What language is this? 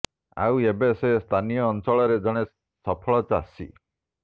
Odia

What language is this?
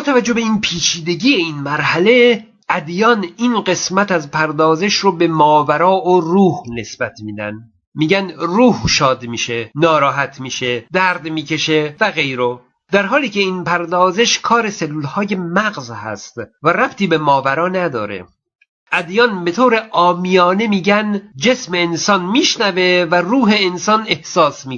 Persian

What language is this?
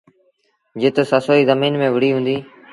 Sindhi Bhil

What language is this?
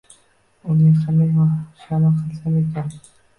Uzbek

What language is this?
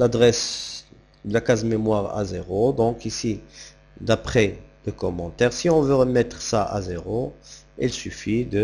French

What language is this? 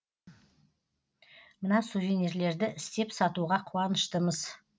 Kazakh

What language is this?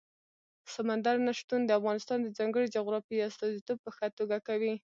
Pashto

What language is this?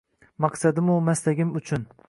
Uzbek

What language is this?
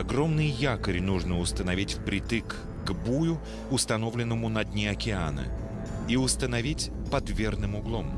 Russian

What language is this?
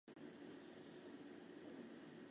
Chinese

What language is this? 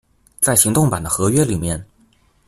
Chinese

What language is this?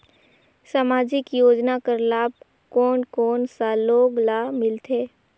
Chhattisgarhi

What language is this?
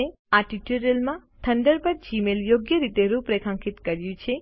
Gujarati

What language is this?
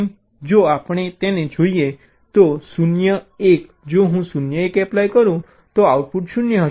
Gujarati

